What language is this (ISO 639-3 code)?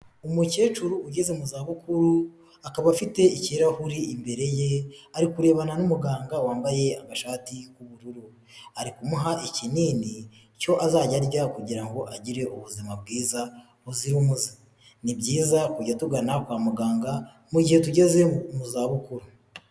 kin